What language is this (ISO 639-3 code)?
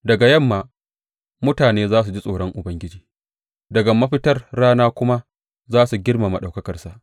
hau